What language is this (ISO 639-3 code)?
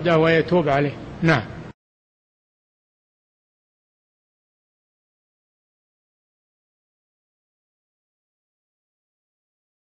ara